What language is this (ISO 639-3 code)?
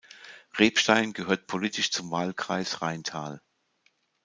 deu